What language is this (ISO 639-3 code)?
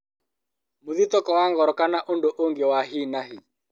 kik